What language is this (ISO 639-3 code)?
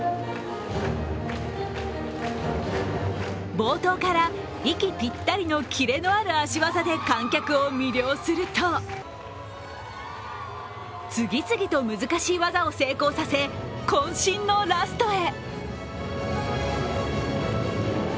jpn